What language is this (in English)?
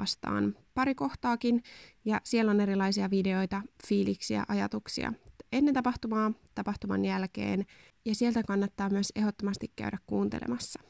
Finnish